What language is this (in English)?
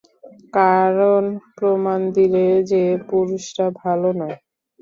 Bangla